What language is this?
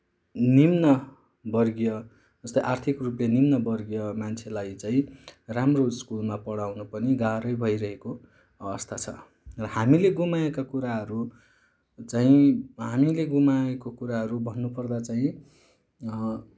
Nepali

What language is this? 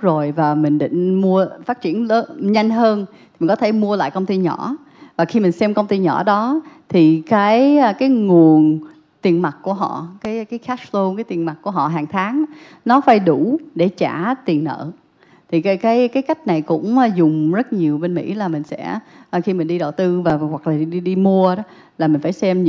Vietnamese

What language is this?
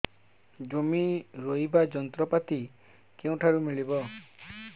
Odia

